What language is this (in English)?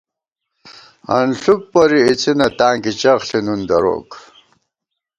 Gawar-Bati